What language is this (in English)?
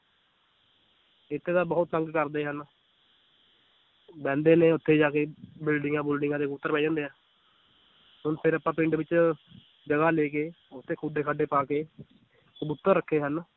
Punjabi